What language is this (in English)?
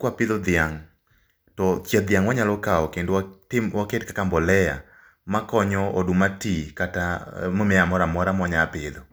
Luo (Kenya and Tanzania)